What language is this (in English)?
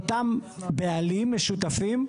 Hebrew